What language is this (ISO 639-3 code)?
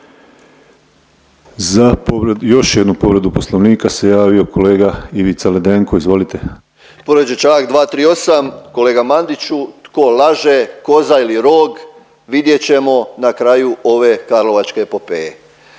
hrv